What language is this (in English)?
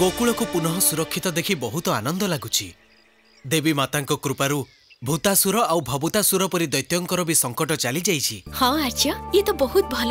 Hindi